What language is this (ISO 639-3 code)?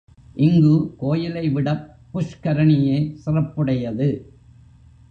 tam